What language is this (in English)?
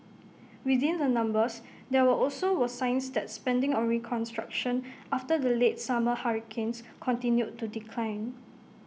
English